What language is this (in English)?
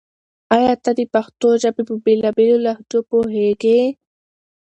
Pashto